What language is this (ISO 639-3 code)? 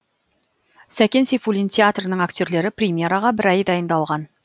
kaz